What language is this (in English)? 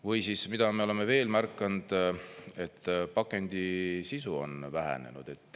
Estonian